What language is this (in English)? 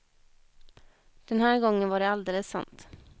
Swedish